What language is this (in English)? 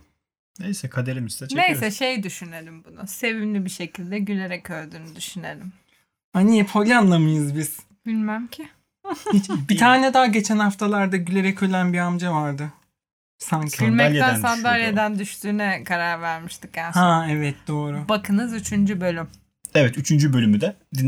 Turkish